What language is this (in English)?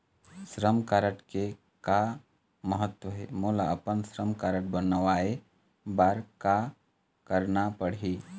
Chhattisgarhi